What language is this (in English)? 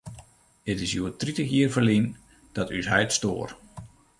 Western Frisian